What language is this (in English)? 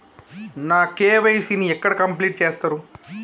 Telugu